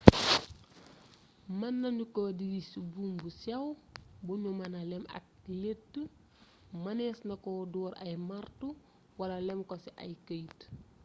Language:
Wolof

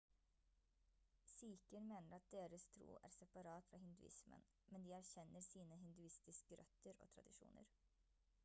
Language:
Norwegian Bokmål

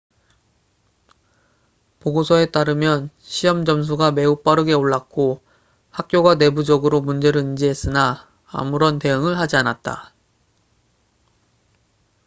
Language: Korean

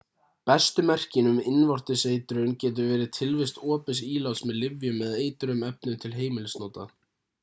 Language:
Icelandic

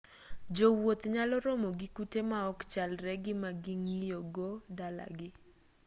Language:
Luo (Kenya and Tanzania)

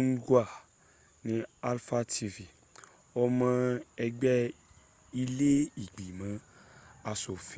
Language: Yoruba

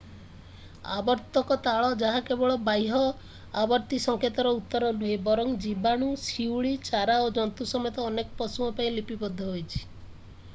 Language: Odia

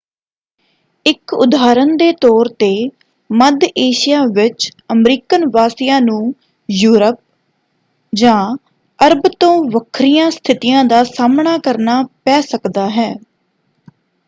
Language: Punjabi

